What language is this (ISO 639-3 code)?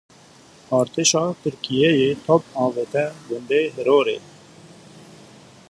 kur